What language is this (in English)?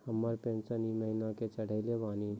Maithili